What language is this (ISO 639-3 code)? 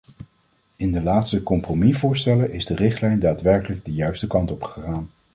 nld